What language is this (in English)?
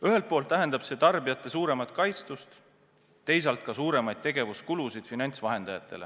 Estonian